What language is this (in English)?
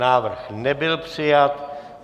Czech